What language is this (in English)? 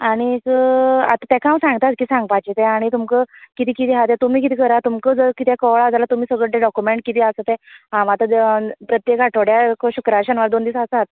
Konkani